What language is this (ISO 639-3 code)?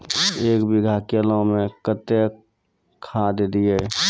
mai